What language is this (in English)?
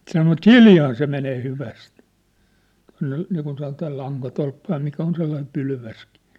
Finnish